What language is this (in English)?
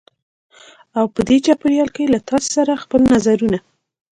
Pashto